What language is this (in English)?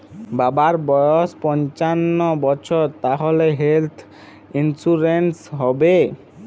Bangla